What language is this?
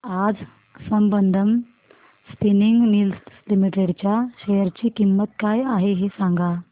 Marathi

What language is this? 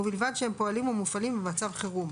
Hebrew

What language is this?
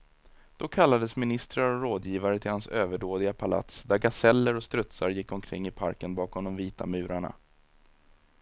Swedish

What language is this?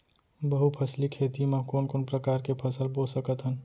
Chhattisgarhi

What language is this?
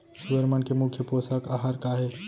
Chhattisgarhi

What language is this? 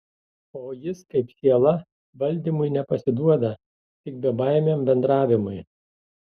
Lithuanian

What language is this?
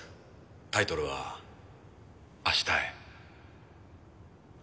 Japanese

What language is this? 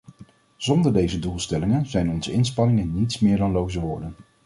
Dutch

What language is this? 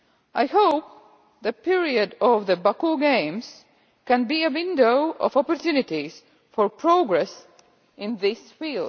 English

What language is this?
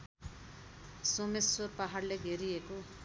Nepali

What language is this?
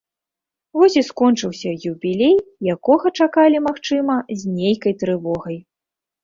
Belarusian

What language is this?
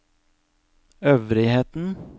Norwegian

